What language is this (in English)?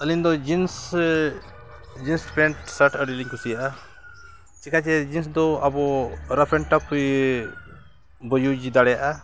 Santali